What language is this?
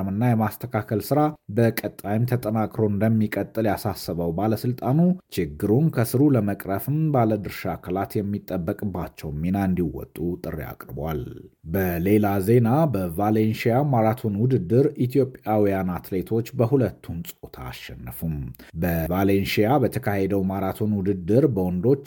Amharic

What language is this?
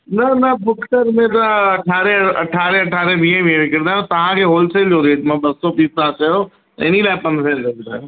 Sindhi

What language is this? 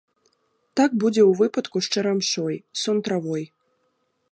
Belarusian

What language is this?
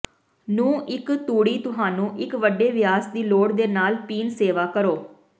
Punjabi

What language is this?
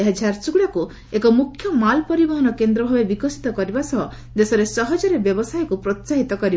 Odia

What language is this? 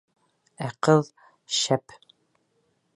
Bashkir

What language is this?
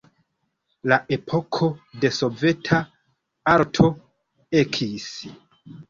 Esperanto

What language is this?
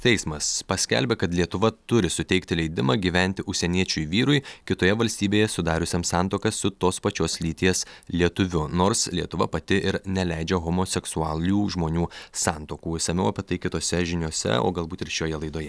Lithuanian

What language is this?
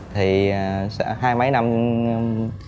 Vietnamese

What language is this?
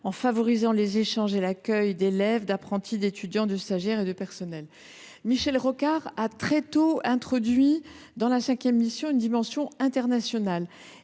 French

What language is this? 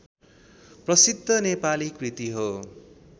Nepali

